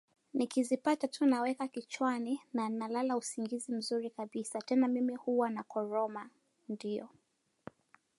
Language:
Swahili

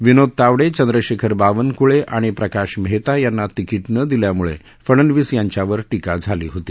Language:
Marathi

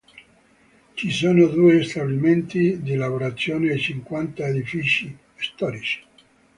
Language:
Italian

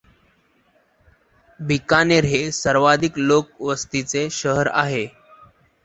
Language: Marathi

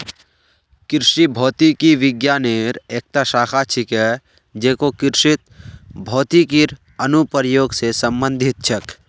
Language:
Magahi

